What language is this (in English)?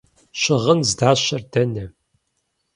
Kabardian